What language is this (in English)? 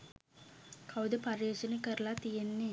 Sinhala